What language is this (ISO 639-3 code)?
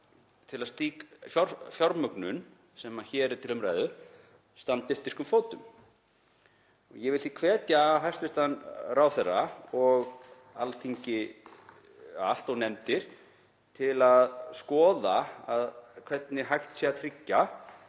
isl